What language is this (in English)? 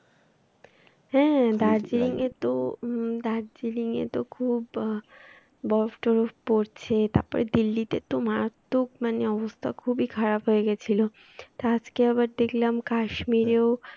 Bangla